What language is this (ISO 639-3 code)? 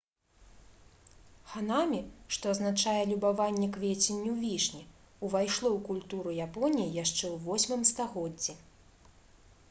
bel